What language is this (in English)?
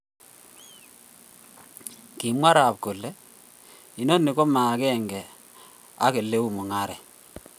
Kalenjin